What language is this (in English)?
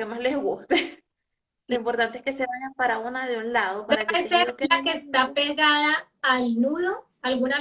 Spanish